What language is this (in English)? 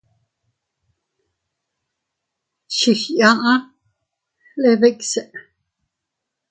Teutila Cuicatec